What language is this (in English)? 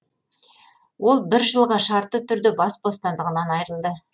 Kazakh